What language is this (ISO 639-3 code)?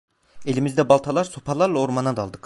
tur